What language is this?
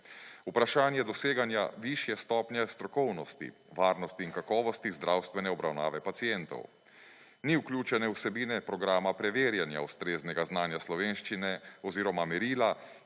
Slovenian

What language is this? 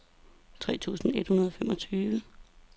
Danish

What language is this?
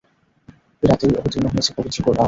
Bangla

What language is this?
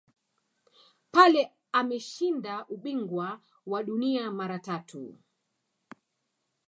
Swahili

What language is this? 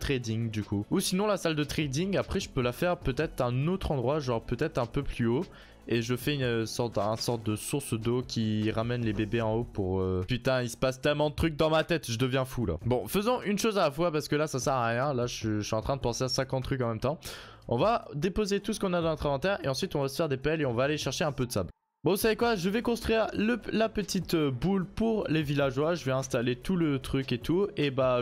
French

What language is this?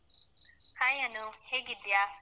Kannada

